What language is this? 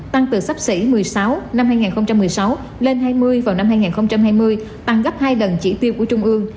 Vietnamese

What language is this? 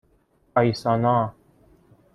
Persian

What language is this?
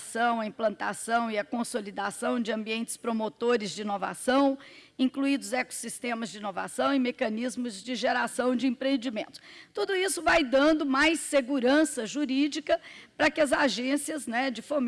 Portuguese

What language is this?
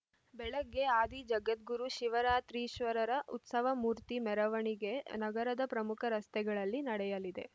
Kannada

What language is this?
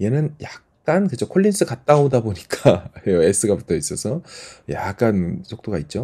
Korean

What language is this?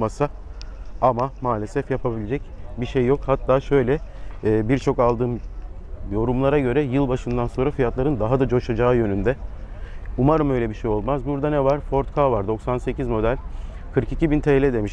Turkish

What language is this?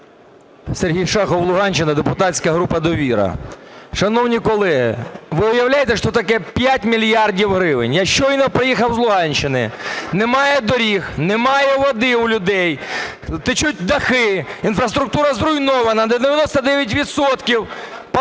Ukrainian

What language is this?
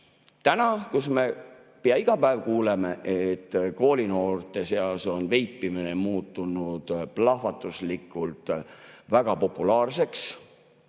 Estonian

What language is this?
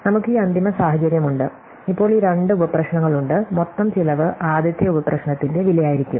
Malayalam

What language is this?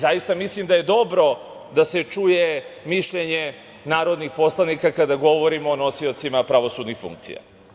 Serbian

